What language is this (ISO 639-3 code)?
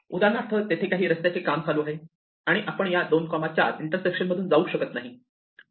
mar